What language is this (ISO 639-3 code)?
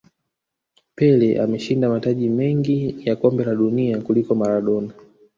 swa